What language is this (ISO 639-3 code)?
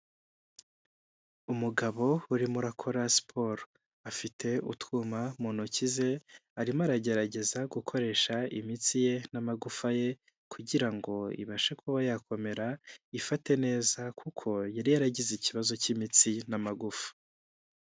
kin